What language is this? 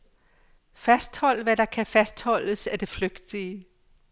Danish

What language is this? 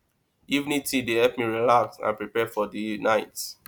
Nigerian Pidgin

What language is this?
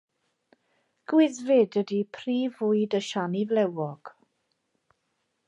Welsh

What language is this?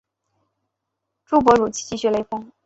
Chinese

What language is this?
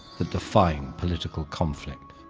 English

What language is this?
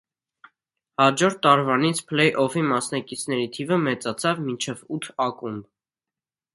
Armenian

